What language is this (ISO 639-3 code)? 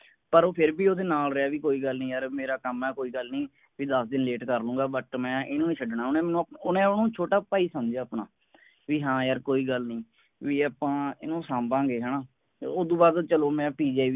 pan